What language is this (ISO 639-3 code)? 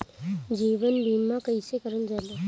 bho